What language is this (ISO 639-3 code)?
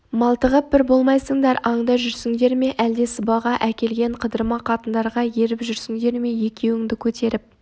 kaz